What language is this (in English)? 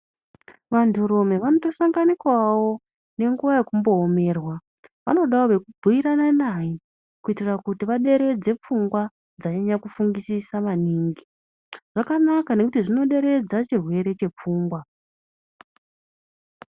Ndau